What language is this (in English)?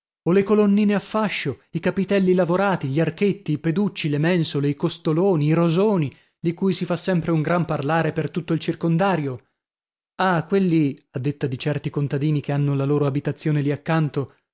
Italian